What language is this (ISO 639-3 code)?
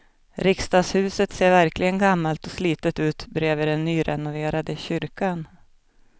swe